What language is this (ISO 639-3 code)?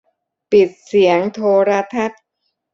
tha